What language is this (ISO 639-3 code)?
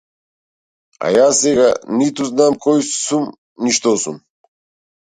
mkd